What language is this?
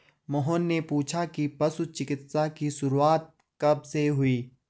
Hindi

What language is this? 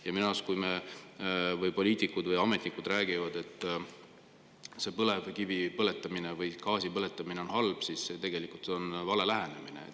Estonian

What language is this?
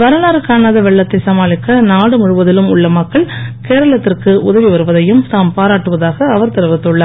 Tamil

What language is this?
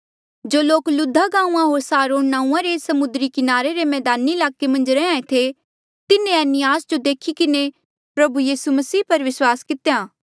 Mandeali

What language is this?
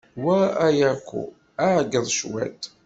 Kabyle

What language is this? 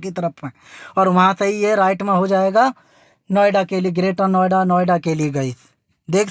Hindi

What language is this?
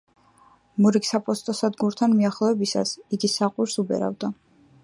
Georgian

